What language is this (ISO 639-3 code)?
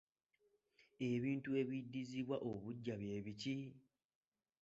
lug